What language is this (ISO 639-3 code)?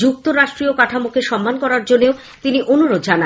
ben